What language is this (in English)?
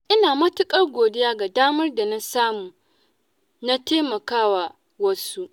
Hausa